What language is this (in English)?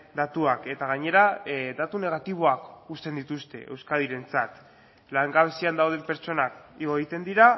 Basque